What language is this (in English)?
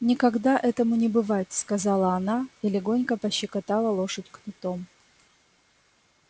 Russian